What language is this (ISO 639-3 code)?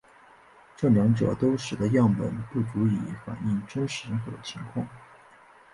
zho